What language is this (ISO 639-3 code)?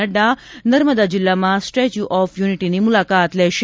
guj